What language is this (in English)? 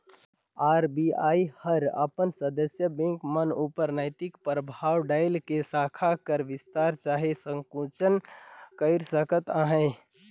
Chhattisgarhi